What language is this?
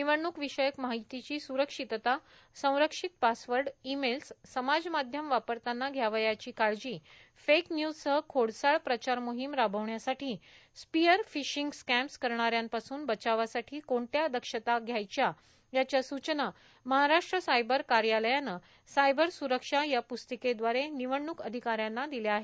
Marathi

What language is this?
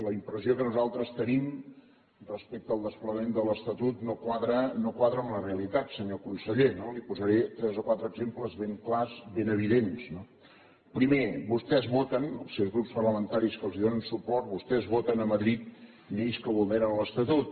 Catalan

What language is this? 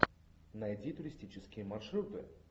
Russian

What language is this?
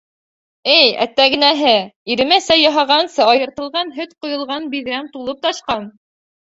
Bashkir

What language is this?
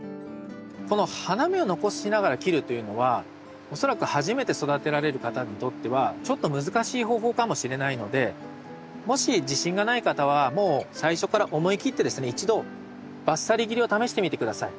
Japanese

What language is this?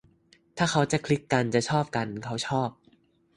Thai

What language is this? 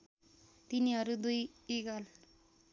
Nepali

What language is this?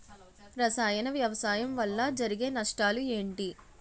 Telugu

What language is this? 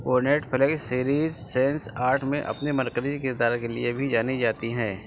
Urdu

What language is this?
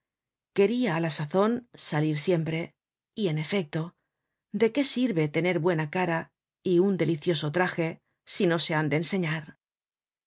Spanish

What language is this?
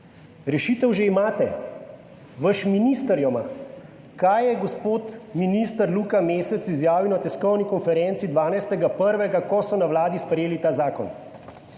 Slovenian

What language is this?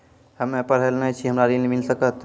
Maithili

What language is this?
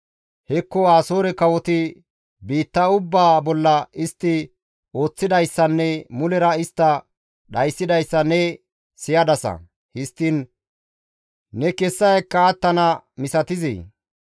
Gamo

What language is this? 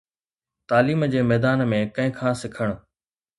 Sindhi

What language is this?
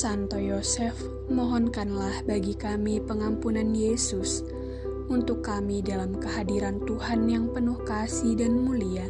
Indonesian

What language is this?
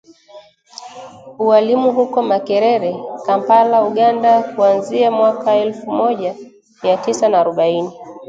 Swahili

